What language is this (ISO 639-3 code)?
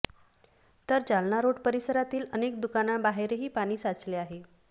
mar